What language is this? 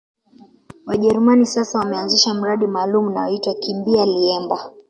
Swahili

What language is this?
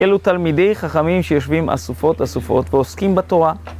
Hebrew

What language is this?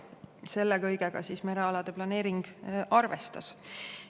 Estonian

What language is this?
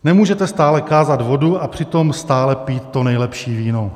Czech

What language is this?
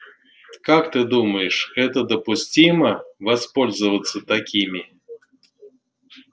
Russian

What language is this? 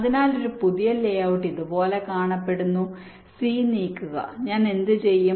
Malayalam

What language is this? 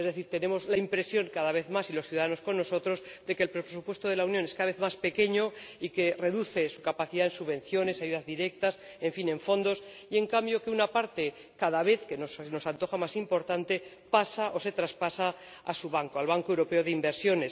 Spanish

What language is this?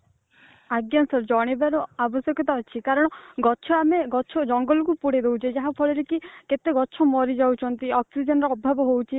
Odia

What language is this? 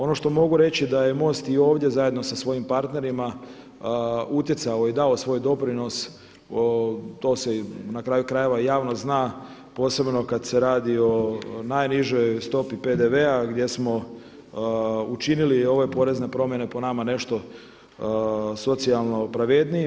Croatian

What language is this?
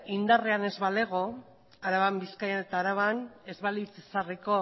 Basque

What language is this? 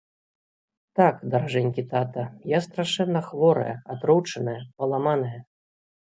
Belarusian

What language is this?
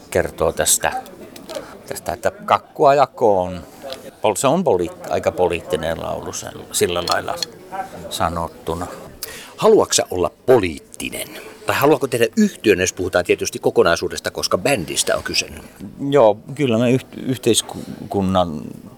Finnish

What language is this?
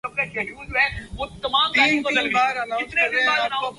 Urdu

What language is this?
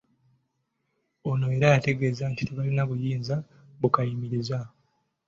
Ganda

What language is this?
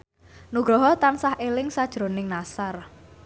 Javanese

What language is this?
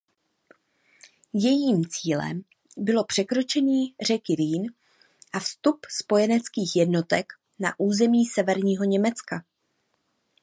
Czech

